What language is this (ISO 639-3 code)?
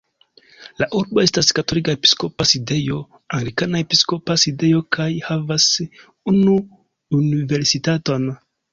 epo